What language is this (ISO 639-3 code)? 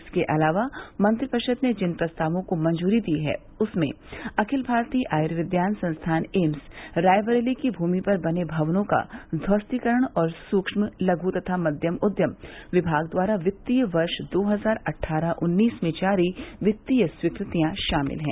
hin